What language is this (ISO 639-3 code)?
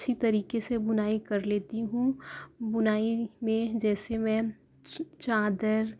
urd